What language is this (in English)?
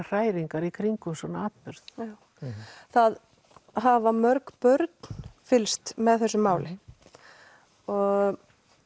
Icelandic